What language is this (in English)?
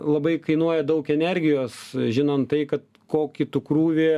Lithuanian